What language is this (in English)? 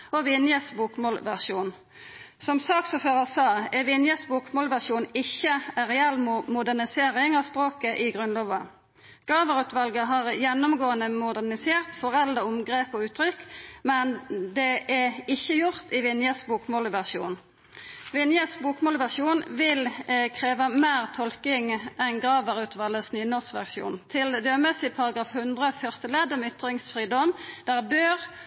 Norwegian Nynorsk